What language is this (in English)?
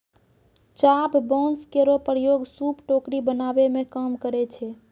Maithili